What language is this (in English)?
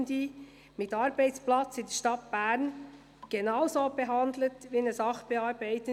Swiss German